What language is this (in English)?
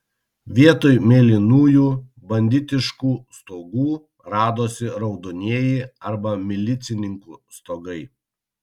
Lithuanian